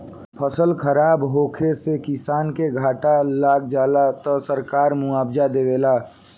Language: Bhojpuri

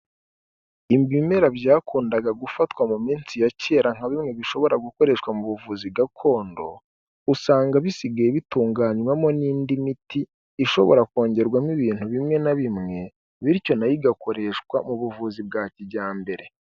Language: Kinyarwanda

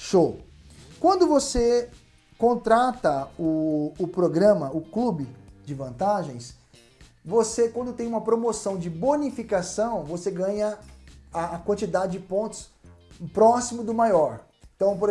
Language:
Portuguese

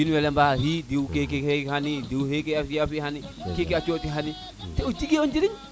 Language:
Serer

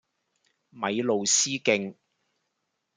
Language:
Cantonese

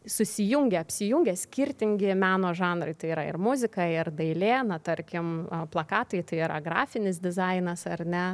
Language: Lithuanian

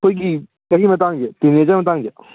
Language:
Manipuri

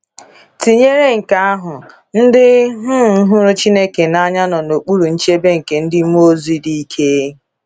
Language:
Igbo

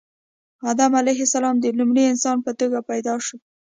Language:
Pashto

